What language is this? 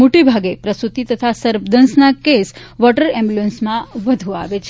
Gujarati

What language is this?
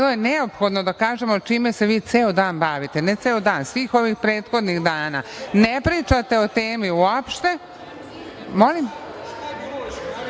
Serbian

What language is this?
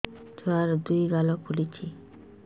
Odia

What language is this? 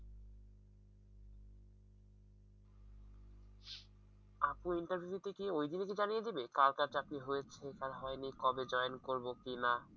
Bangla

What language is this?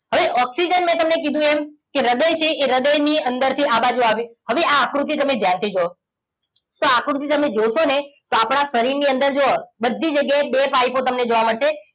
Gujarati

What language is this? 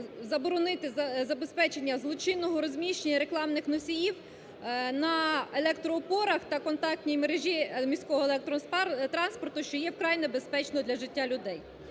Ukrainian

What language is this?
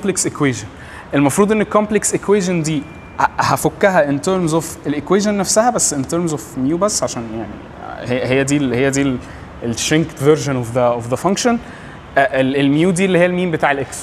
Arabic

